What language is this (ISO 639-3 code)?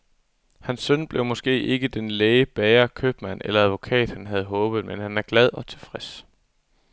dan